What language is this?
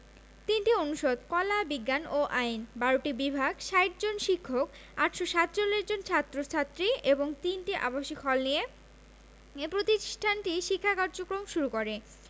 Bangla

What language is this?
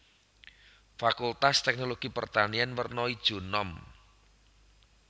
Javanese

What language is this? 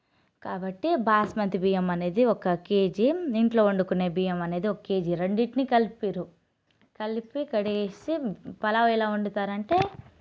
Telugu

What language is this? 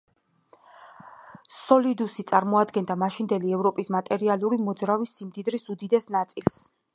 Georgian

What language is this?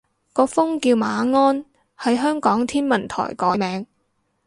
Cantonese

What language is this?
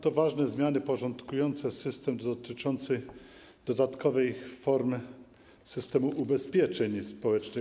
Polish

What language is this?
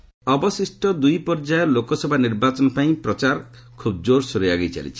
Odia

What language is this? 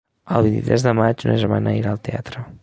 Catalan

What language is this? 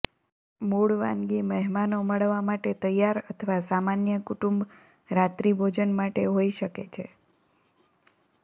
Gujarati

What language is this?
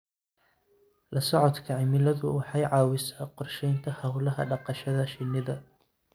Somali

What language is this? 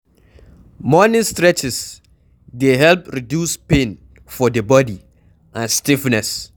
Nigerian Pidgin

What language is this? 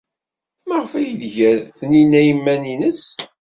Kabyle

